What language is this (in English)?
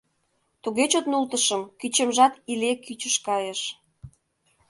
Mari